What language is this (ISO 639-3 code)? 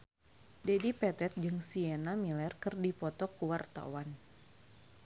sun